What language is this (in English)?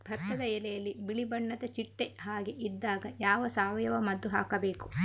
Kannada